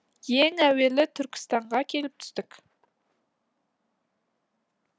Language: Kazakh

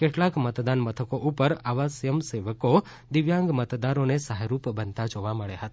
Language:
Gujarati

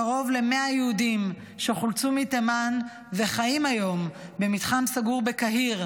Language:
Hebrew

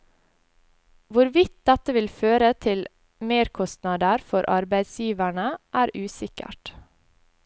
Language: Norwegian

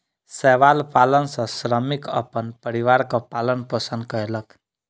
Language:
Maithili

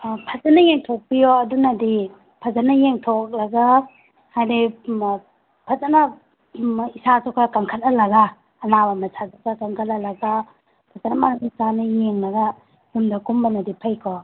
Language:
Manipuri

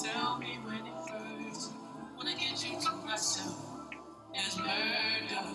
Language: English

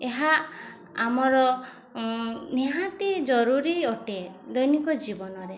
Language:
Odia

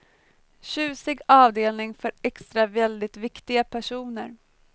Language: Swedish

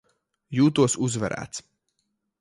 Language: Latvian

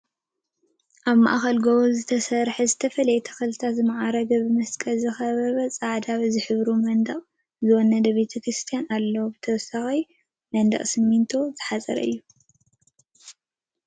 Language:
Tigrinya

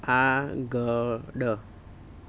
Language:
Gujarati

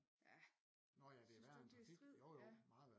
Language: Danish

